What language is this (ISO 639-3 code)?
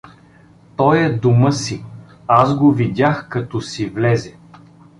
bul